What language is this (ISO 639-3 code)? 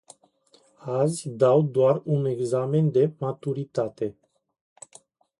ron